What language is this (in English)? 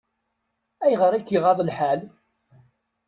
Kabyle